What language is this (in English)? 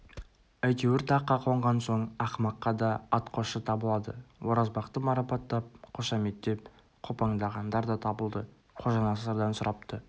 Kazakh